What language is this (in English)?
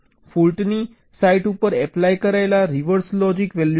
Gujarati